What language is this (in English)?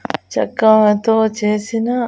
Telugu